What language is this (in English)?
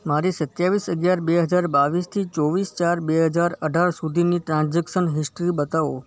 Gujarati